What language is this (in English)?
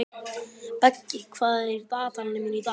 Icelandic